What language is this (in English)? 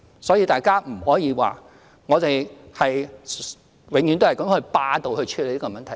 Cantonese